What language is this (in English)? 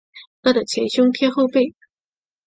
Chinese